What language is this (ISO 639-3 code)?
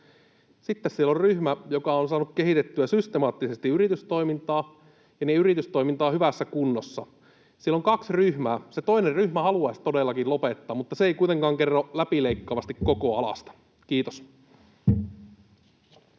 fin